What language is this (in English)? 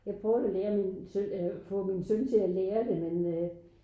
Danish